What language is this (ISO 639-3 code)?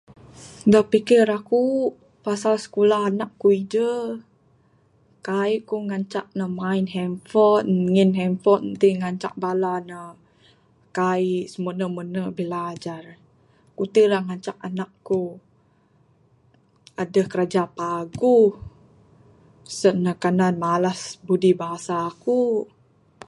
sdo